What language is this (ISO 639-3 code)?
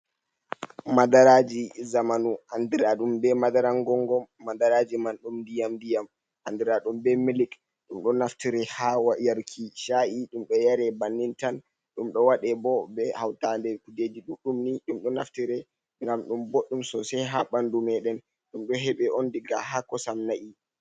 ful